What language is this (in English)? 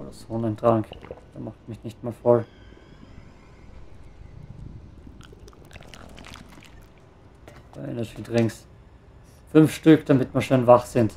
German